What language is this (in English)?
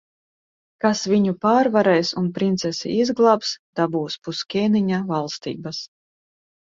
Latvian